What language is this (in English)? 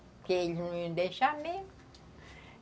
Portuguese